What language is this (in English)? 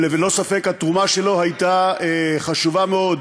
Hebrew